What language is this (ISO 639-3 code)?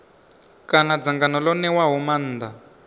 ven